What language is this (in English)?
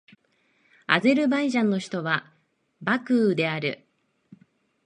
Japanese